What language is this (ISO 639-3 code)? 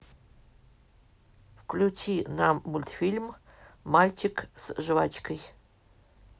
rus